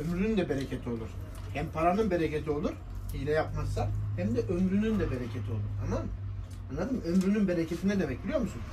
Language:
Turkish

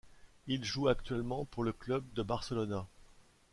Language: French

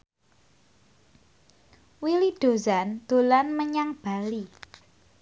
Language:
Javanese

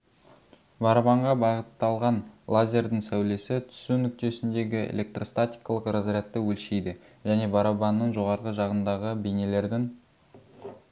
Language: Kazakh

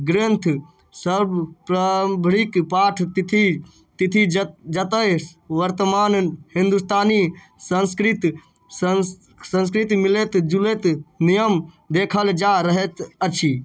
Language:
Maithili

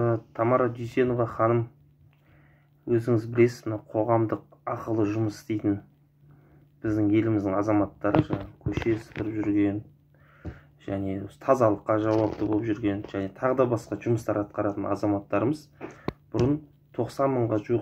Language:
Turkish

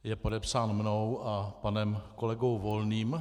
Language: Czech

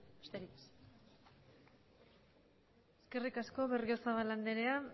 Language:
Basque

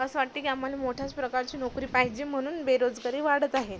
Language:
Marathi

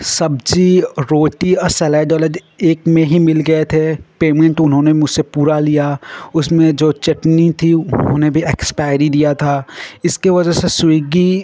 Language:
Hindi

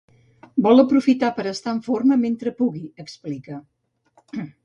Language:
Catalan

